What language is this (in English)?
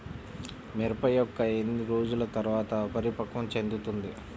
Telugu